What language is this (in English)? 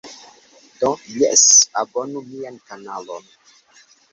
Esperanto